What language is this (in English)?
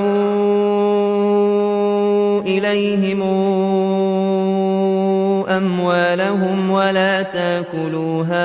Arabic